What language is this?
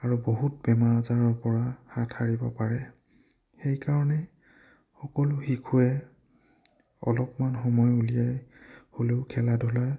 Assamese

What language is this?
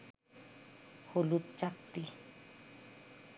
Bangla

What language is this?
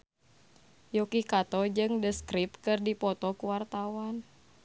Sundanese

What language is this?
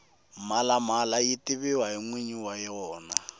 Tsonga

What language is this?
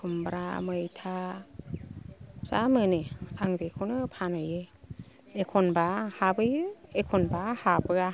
Bodo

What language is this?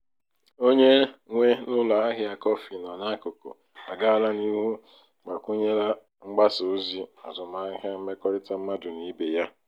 Igbo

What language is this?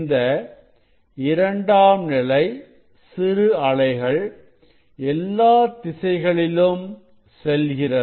Tamil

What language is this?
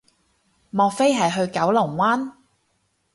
Cantonese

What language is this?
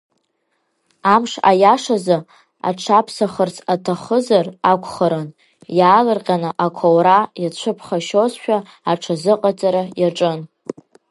Abkhazian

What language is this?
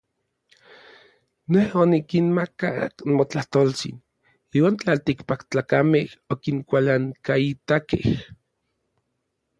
Orizaba Nahuatl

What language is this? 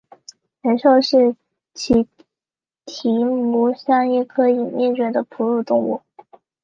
Chinese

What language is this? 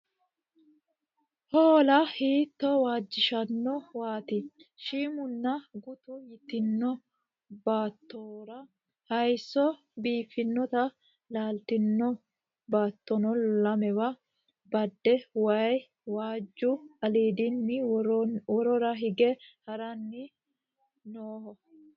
Sidamo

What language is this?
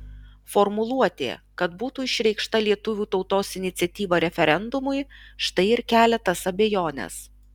Lithuanian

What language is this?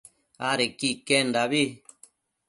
Matsés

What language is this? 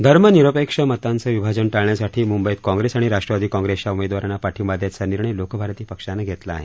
Marathi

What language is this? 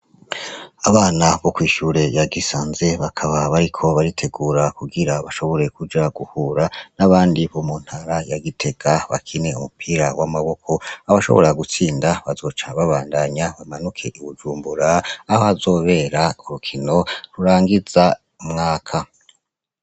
Rundi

